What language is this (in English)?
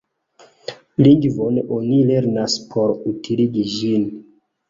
Esperanto